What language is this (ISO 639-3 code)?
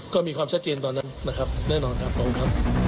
tha